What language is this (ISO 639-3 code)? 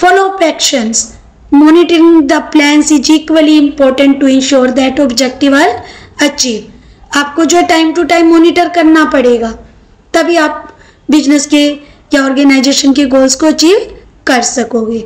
hin